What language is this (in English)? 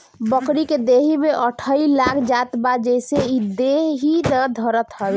Bhojpuri